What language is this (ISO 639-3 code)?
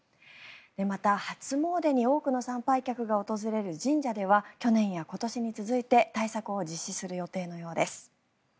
jpn